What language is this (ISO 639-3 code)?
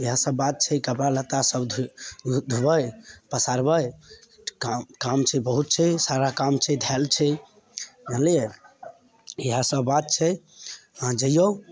mai